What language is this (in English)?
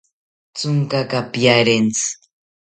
South Ucayali Ashéninka